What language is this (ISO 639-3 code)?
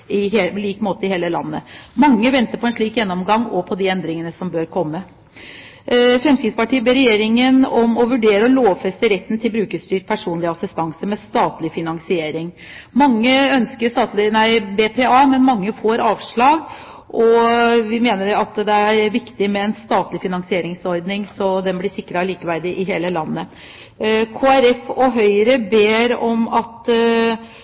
nob